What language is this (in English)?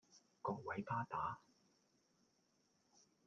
Cantonese